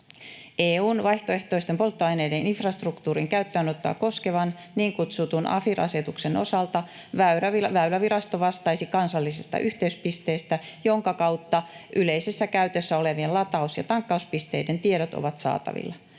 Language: Finnish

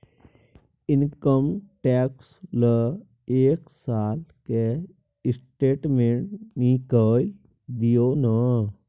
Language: Maithili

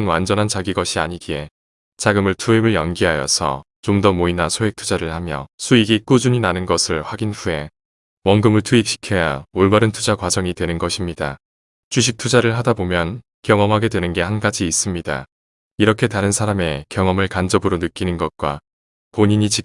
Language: Korean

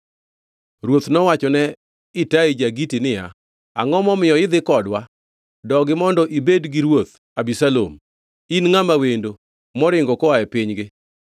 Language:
Luo (Kenya and Tanzania)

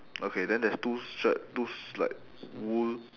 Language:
English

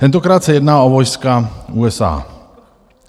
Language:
Czech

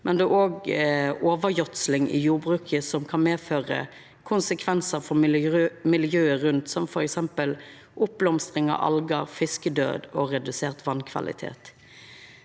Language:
Norwegian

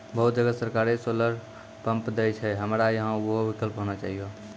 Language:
Maithili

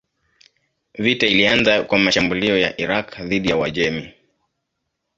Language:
Swahili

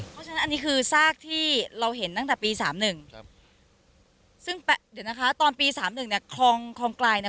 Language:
Thai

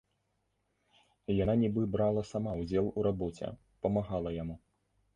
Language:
Belarusian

